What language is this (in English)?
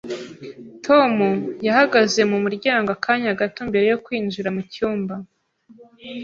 Kinyarwanda